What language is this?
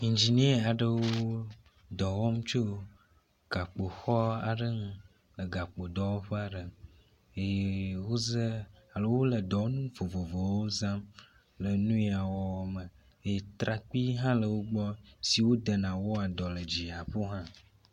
Ewe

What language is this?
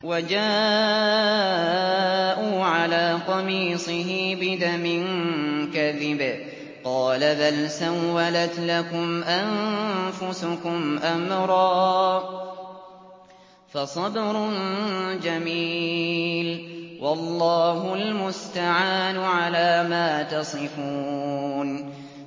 Arabic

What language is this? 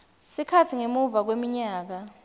Swati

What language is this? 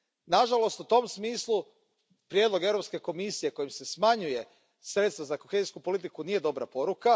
Croatian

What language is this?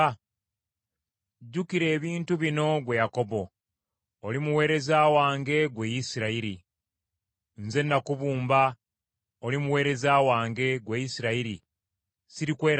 Ganda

